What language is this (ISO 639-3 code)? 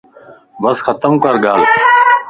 lss